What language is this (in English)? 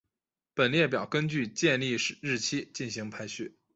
Chinese